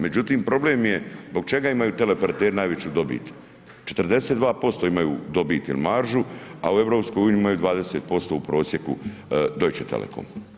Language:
Croatian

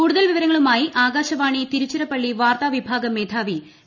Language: Malayalam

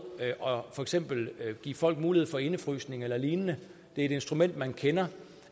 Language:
Danish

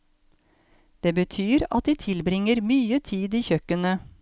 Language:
Norwegian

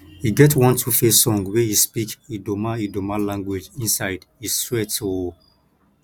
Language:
Nigerian Pidgin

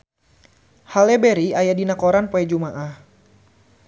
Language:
Sundanese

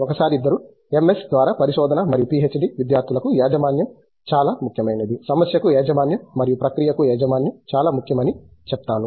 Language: Telugu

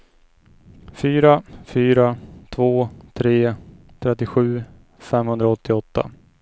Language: Swedish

